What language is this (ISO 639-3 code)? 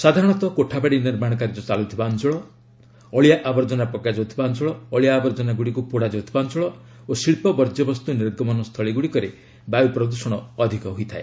ori